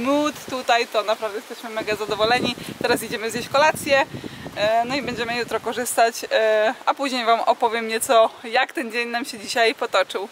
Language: Polish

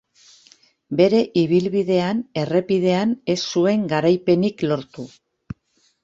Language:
Basque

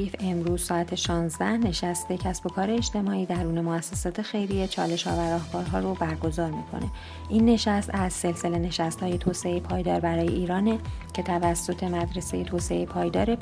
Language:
Persian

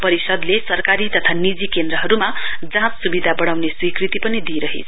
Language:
Nepali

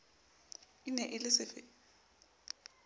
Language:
Southern Sotho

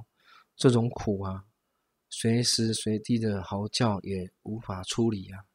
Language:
Chinese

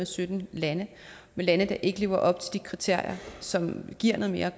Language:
Danish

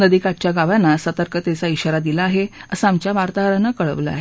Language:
Marathi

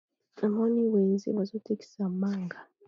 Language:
Lingala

